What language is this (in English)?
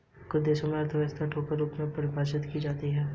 Hindi